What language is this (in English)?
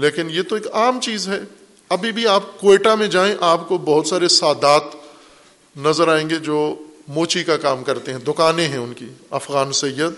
Urdu